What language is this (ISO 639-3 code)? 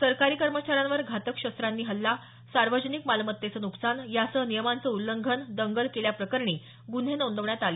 mar